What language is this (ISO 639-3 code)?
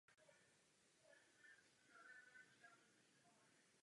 ces